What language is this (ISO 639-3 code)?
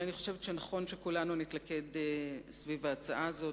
heb